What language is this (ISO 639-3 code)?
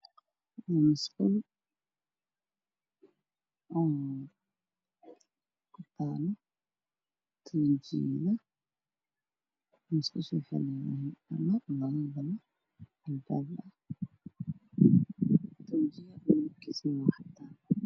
som